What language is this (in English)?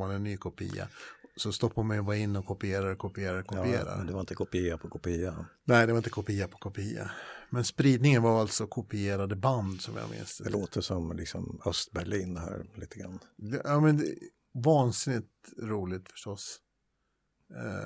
Swedish